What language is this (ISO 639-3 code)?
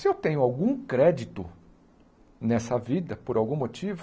por